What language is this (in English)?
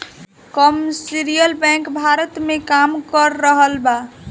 Bhojpuri